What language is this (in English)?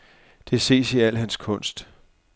Danish